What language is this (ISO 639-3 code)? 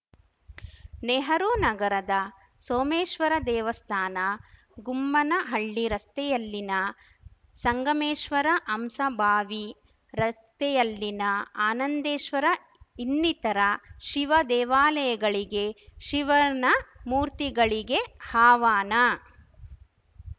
kan